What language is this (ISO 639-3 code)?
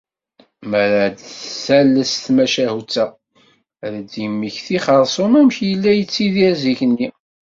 kab